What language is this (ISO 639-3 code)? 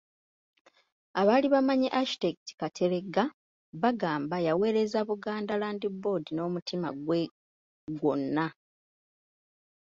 lug